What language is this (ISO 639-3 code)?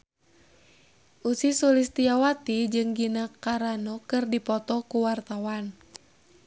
sun